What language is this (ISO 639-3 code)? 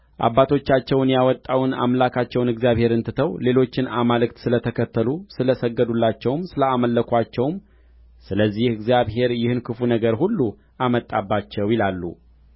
amh